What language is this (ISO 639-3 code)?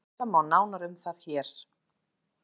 isl